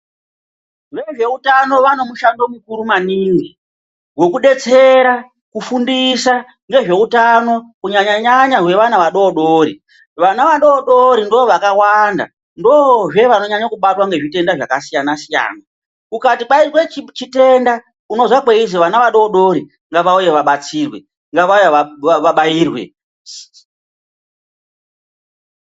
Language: Ndau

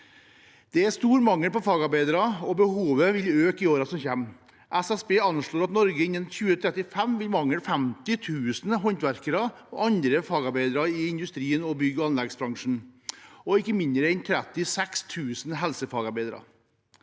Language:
Norwegian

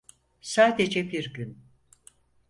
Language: Turkish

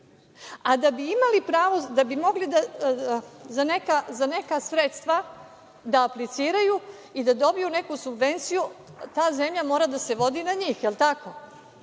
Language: Serbian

